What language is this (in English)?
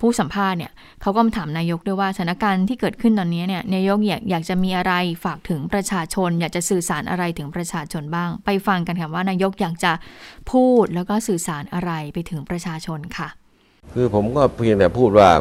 Thai